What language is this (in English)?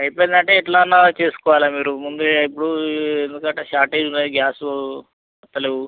Telugu